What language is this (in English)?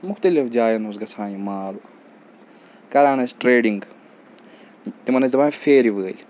Kashmiri